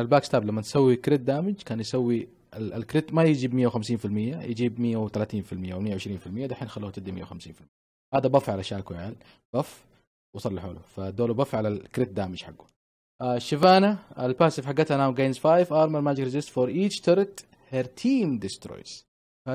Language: Arabic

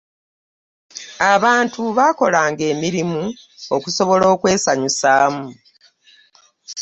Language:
Ganda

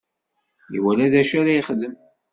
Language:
Kabyle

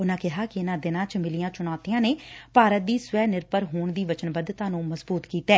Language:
Punjabi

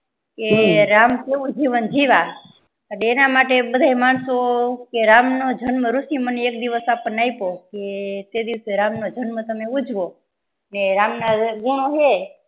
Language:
Gujarati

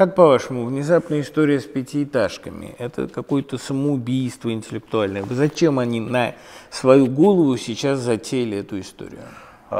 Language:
Russian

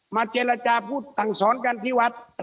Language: Thai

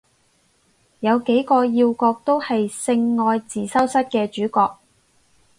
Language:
Cantonese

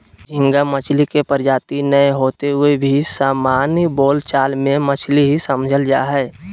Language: Magahi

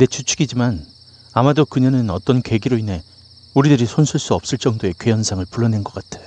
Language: Korean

